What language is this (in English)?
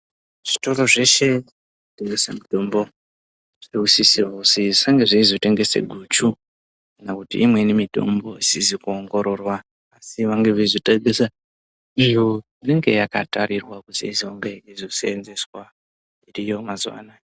Ndau